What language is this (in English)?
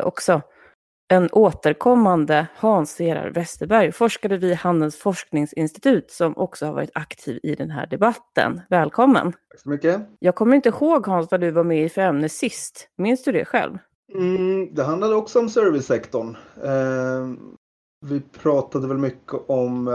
Swedish